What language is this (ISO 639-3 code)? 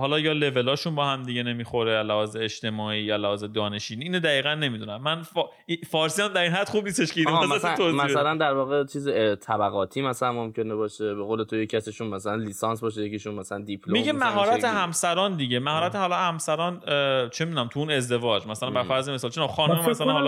fas